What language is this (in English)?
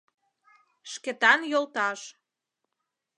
Mari